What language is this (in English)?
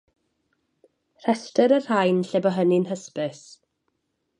Welsh